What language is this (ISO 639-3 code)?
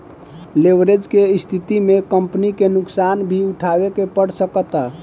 bho